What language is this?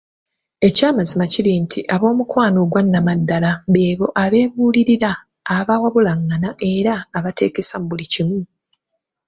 Ganda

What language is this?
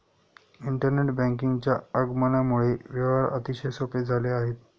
Marathi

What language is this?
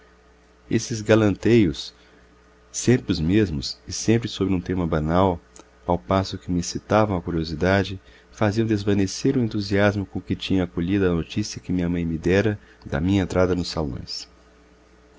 Portuguese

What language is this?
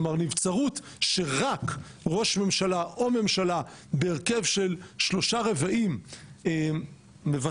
Hebrew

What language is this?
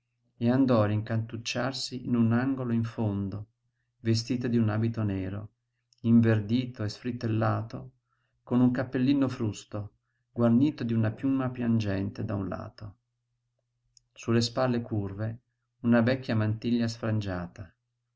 Italian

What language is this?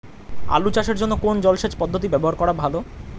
Bangla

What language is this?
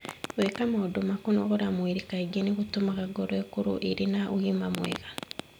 Kikuyu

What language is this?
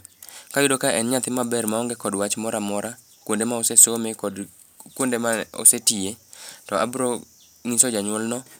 Luo (Kenya and Tanzania)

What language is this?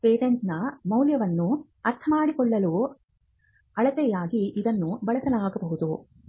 Kannada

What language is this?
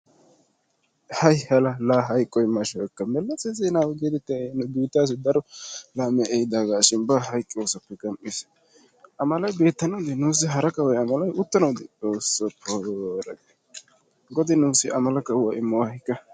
Wolaytta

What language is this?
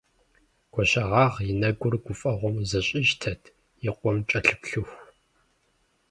Kabardian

